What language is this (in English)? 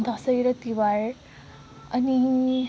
Nepali